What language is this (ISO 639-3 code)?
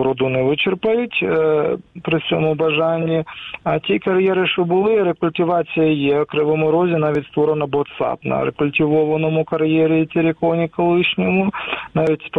ukr